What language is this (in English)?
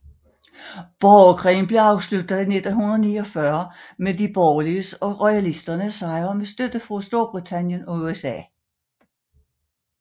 Danish